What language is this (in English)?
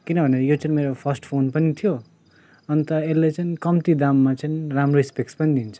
Nepali